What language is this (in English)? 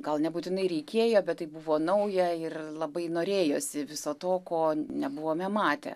Lithuanian